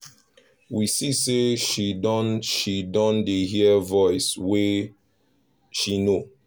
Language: Nigerian Pidgin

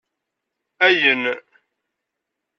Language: Kabyle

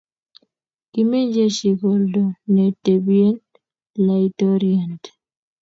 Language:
Kalenjin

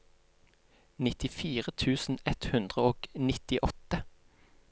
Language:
Norwegian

